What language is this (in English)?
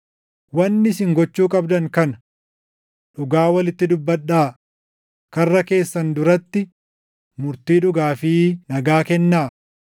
Oromo